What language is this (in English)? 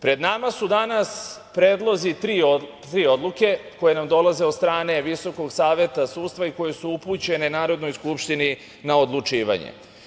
Serbian